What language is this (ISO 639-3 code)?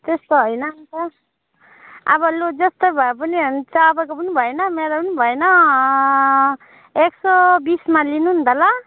nep